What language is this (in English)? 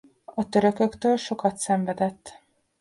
Hungarian